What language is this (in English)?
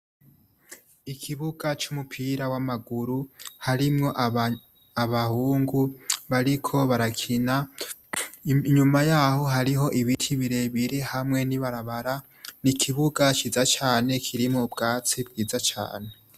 Rundi